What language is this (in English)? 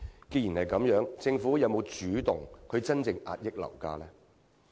Cantonese